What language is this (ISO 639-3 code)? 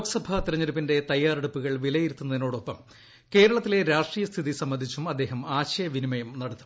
mal